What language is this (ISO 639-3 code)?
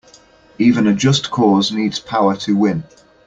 eng